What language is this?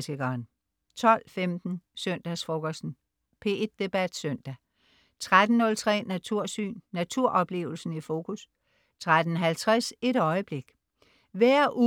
Danish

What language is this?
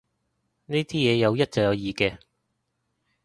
Cantonese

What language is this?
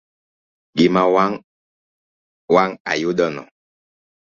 Luo (Kenya and Tanzania)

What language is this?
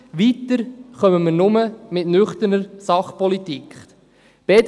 Swiss German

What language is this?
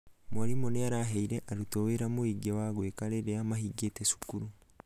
Kikuyu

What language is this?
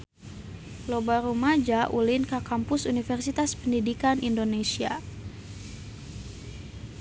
Sundanese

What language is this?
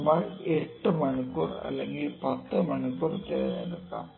Malayalam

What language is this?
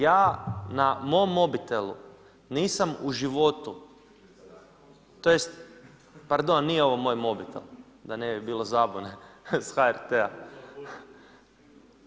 Croatian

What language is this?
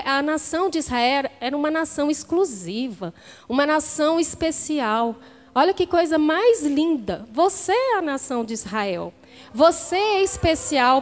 Portuguese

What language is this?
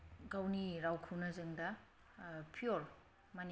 Bodo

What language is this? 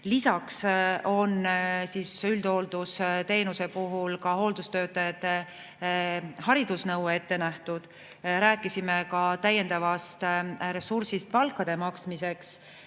Estonian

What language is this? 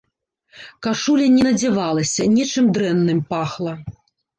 Belarusian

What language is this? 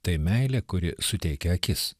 Lithuanian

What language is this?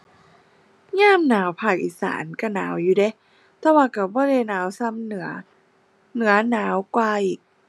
Thai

